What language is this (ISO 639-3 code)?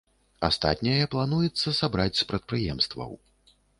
bel